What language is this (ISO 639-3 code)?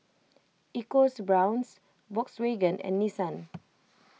eng